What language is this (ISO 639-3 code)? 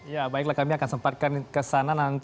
ind